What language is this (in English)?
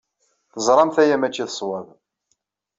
Kabyle